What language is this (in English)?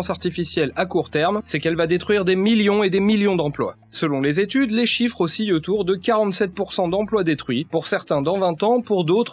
French